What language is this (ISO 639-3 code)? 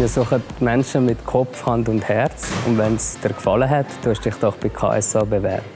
deu